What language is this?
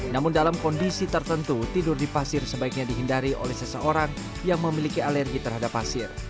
Indonesian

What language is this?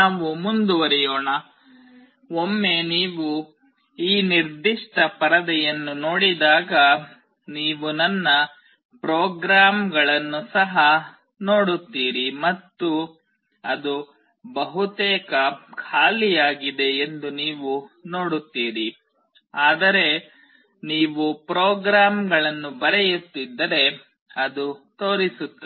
Kannada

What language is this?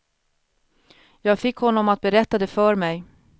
Swedish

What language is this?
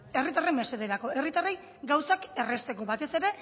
Basque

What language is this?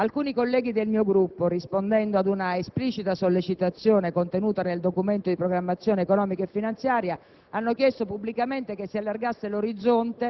Italian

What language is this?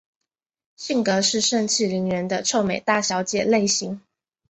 Chinese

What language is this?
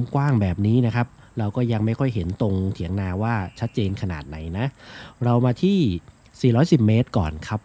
Thai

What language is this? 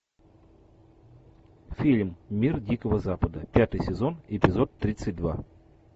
Russian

